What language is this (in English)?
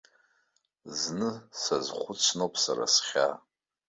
Abkhazian